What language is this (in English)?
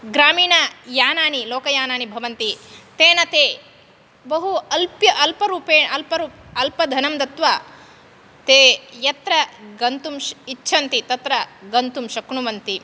Sanskrit